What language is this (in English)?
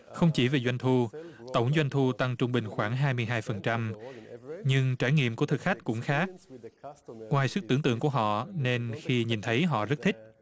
Vietnamese